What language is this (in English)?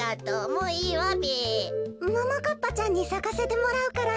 Japanese